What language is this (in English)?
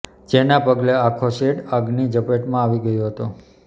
Gujarati